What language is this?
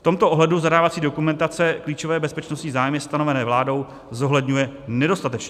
Czech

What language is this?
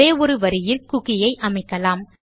Tamil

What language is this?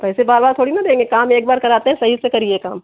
Hindi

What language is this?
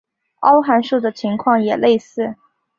Chinese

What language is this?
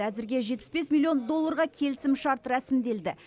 Kazakh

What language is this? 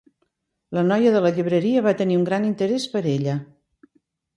Catalan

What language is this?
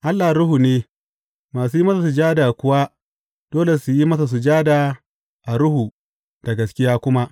Hausa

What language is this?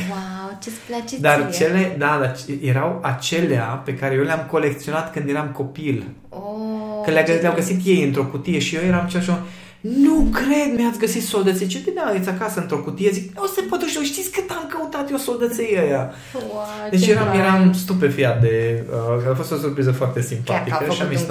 Romanian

